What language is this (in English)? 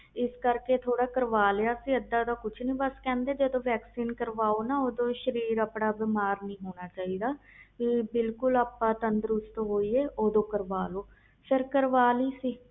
Punjabi